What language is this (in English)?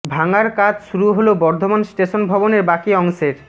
Bangla